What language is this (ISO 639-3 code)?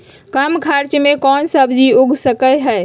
mag